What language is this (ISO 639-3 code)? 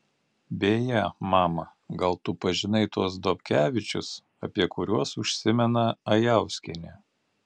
lit